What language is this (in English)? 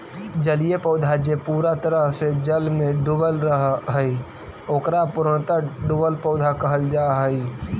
Magahi